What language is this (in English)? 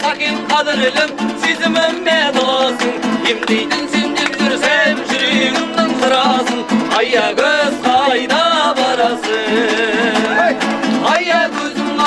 Kazakh